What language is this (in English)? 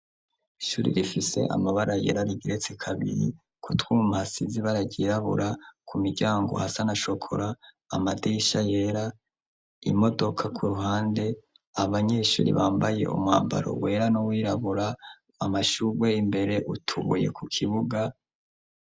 Rundi